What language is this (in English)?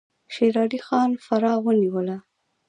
Pashto